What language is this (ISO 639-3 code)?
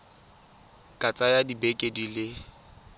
tsn